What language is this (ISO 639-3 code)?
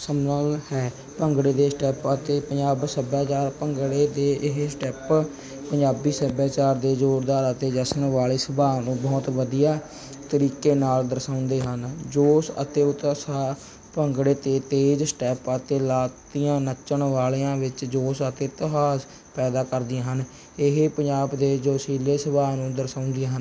pan